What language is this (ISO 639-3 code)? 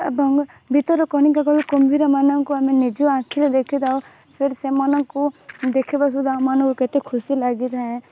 ori